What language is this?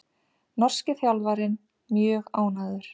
Icelandic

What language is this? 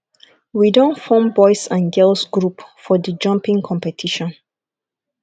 Nigerian Pidgin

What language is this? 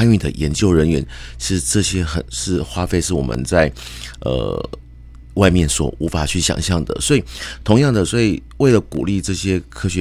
Chinese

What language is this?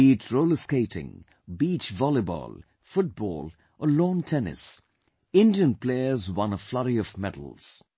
English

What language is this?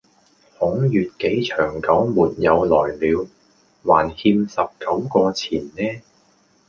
Cantonese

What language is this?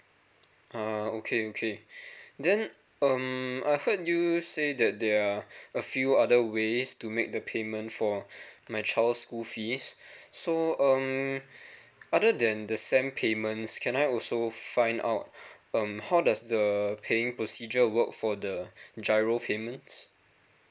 English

